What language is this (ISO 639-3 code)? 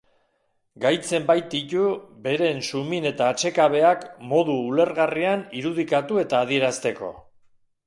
eus